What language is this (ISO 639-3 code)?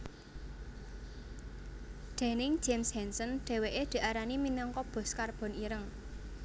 jav